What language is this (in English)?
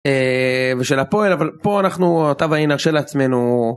Hebrew